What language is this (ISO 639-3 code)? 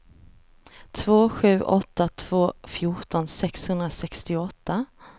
swe